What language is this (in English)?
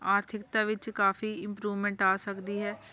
Punjabi